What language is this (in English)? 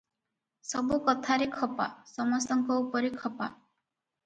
Odia